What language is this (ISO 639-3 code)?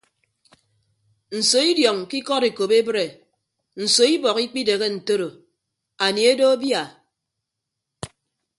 ibb